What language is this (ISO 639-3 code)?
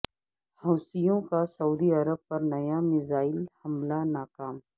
urd